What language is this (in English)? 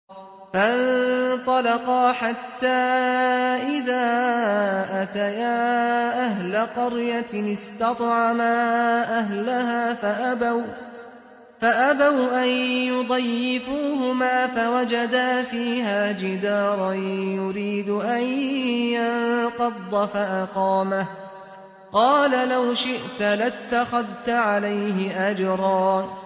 Arabic